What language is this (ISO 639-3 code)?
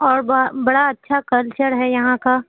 urd